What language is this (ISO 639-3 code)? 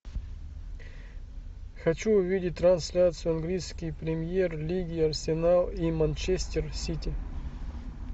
rus